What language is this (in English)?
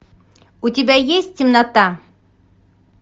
Russian